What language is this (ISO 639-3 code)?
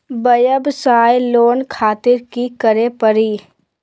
mag